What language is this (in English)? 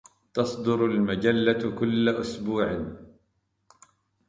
Arabic